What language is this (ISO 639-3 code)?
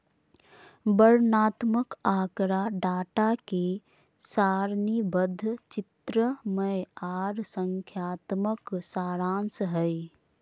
mag